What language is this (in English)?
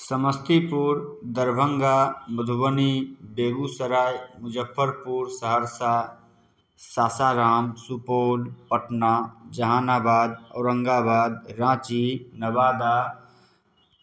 Maithili